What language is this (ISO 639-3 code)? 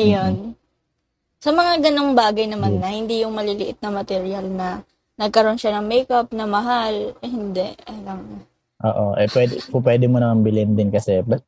fil